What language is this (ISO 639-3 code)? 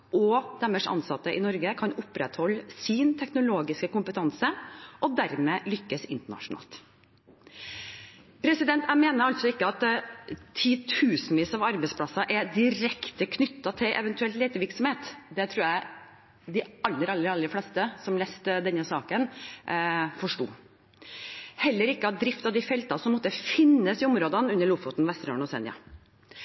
nob